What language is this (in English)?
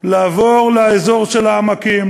Hebrew